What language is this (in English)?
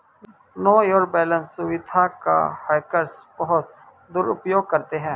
Hindi